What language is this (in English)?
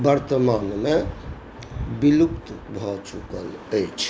Maithili